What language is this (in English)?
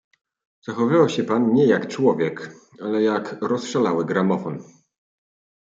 Polish